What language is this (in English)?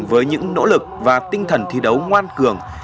Vietnamese